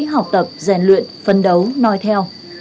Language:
Vietnamese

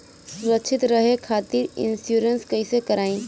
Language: Bhojpuri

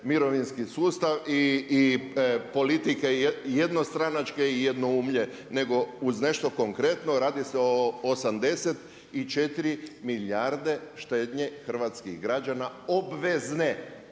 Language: Croatian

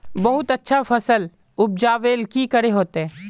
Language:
Magahi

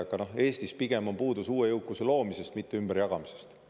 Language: Estonian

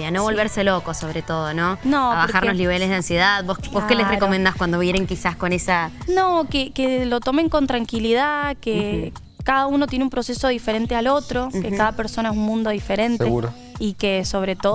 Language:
Spanish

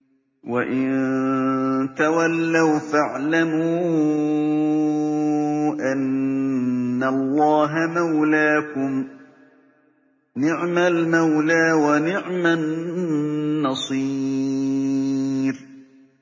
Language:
Arabic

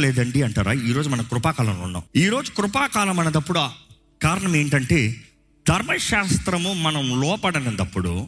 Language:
Telugu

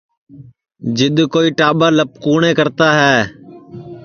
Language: Sansi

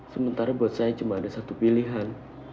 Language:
Indonesian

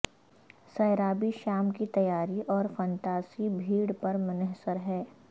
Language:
Urdu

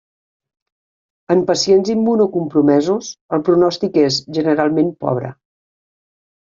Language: Catalan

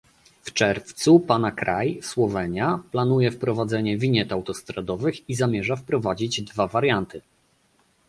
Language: Polish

